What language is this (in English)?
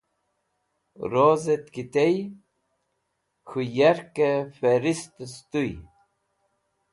Wakhi